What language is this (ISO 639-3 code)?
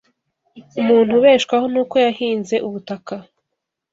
kin